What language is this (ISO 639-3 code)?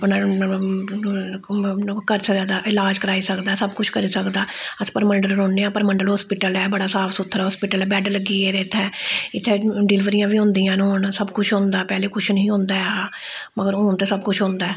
doi